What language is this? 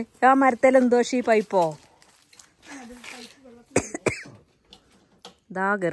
Malayalam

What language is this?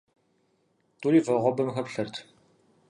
Kabardian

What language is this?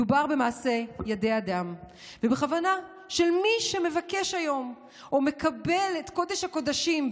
Hebrew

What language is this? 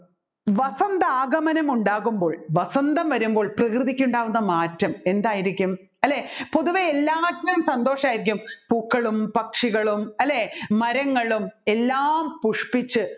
Malayalam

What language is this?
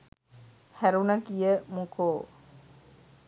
Sinhala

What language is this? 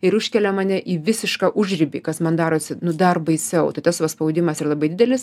Lithuanian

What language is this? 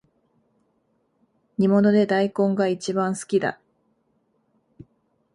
Japanese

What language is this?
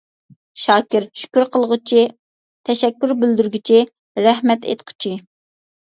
Uyghur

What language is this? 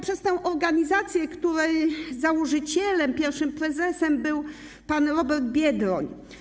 Polish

